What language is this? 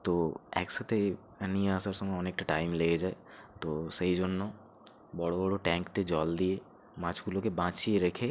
Bangla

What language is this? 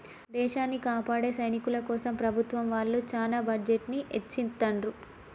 Telugu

